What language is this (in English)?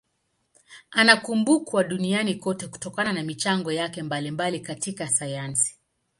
Swahili